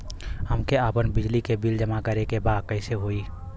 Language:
Bhojpuri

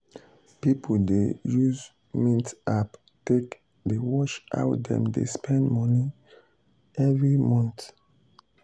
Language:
Nigerian Pidgin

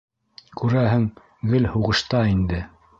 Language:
Bashkir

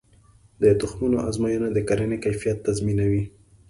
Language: Pashto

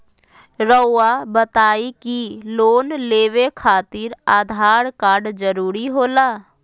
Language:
Magahi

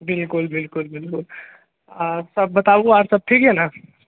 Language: Maithili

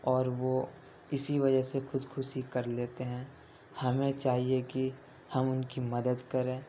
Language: Urdu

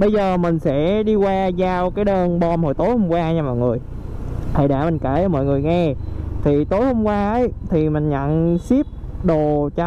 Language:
Vietnamese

